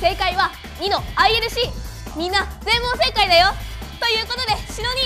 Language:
Japanese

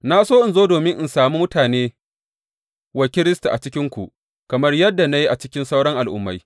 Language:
Hausa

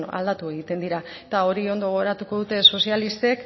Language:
Basque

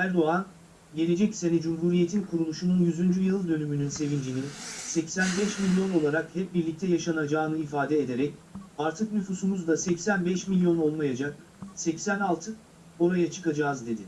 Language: Turkish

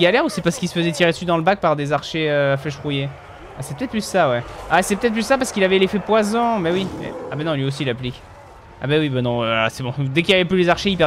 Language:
French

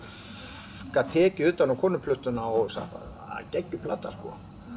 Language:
Icelandic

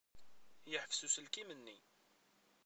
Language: Kabyle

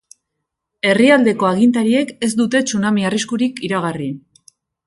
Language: Basque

